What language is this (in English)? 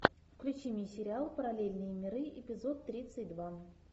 Russian